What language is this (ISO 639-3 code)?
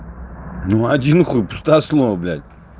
rus